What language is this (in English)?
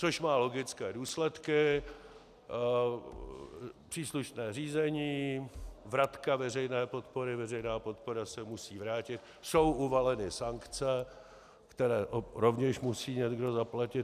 Czech